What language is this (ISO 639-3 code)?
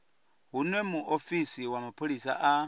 ven